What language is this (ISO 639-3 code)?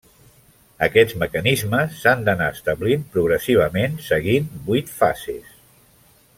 cat